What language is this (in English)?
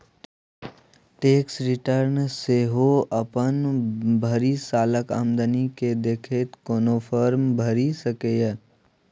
Maithili